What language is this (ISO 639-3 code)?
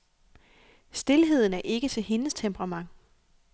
dan